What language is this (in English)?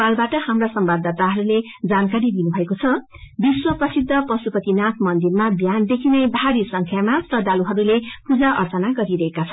Nepali